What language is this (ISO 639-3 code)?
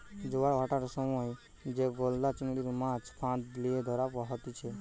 ben